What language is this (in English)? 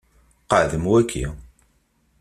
Kabyle